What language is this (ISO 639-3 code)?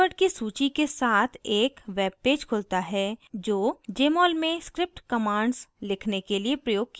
hin